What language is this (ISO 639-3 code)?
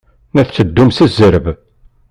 kab